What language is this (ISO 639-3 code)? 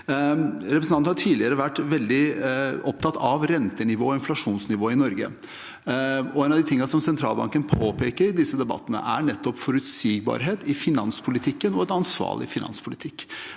nor